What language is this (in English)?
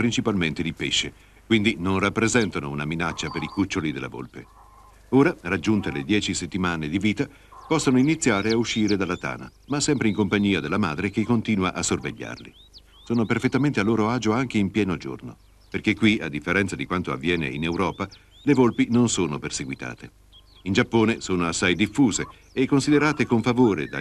Italian